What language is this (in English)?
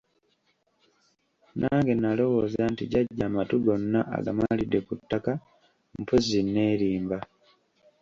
Ganda